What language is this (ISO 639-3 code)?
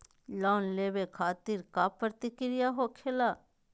mag